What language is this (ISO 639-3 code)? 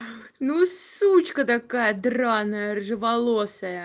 rus